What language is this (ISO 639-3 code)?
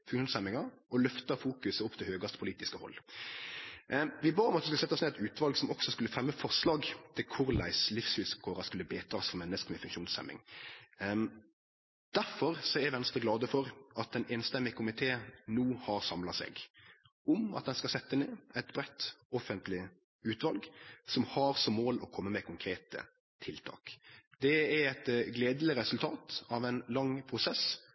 nno